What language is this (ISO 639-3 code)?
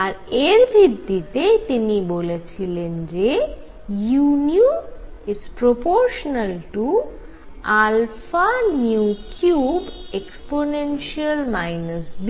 ben